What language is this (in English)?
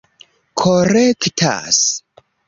Esperanto